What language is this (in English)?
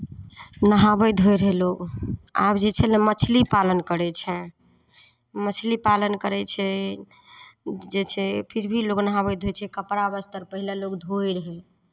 Maithili